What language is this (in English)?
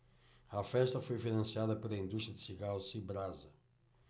Portuguese